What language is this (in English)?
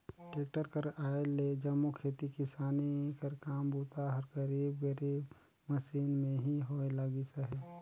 Chhattisgarhi